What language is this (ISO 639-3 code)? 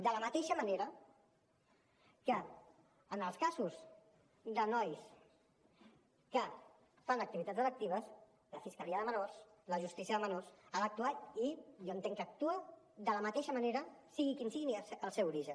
cat